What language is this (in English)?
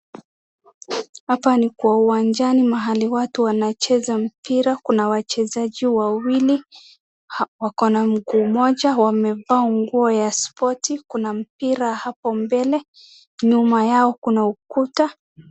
Swahili